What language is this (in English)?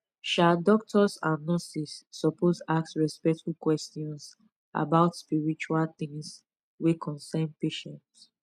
Nigerian Pidgin